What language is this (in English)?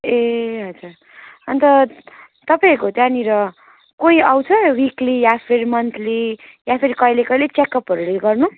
Nepali